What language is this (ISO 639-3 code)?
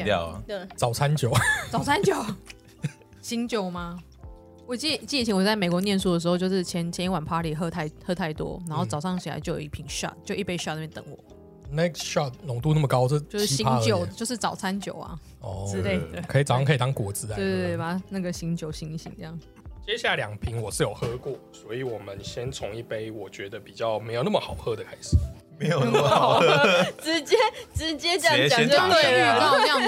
zho